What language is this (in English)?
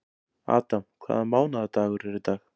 Icelandic